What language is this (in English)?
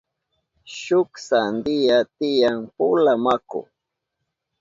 Southern Pastaza Quechua